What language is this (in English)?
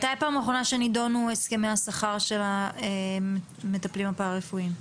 Hebrew